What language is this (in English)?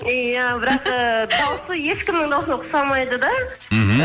Kazakh